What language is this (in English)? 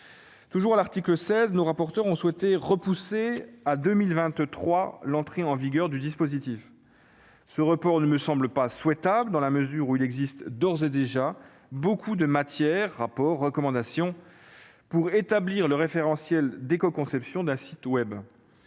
French